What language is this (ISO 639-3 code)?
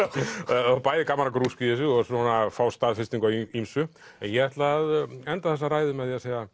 isl